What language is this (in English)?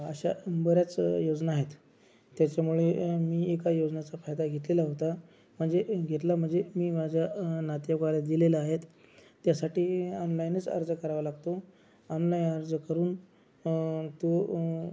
Marathi